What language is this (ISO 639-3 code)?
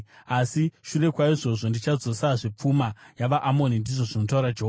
sna